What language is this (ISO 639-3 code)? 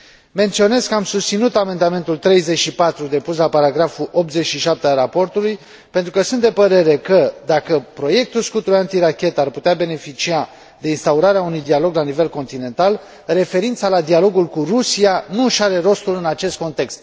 ron